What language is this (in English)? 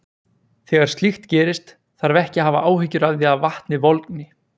Icelandic